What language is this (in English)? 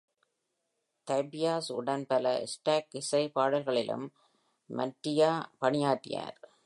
Tamil